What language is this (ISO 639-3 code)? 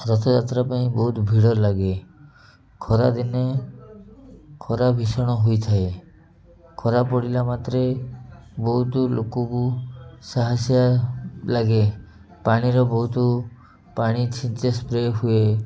ori